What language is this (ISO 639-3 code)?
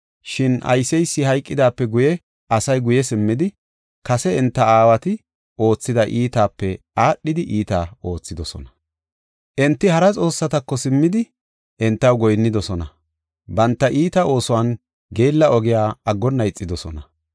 gof